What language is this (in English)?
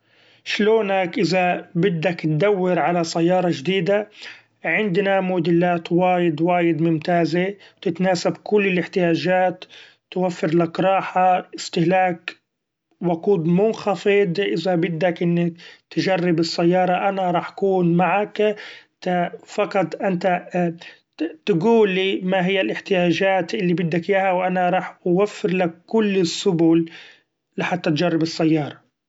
Gulf Arabic